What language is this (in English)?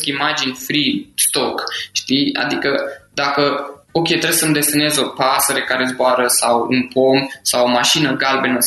Romanian